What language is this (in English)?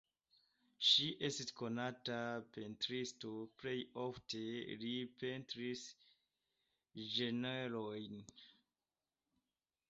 Esperanto